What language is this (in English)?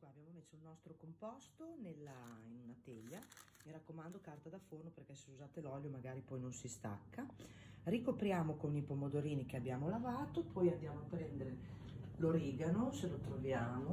Italian